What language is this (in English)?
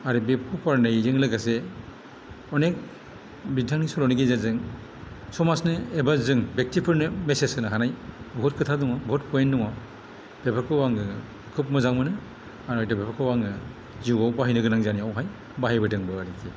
Bodo